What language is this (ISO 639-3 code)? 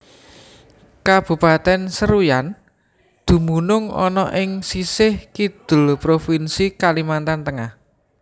jav